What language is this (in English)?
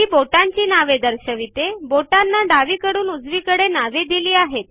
Marathi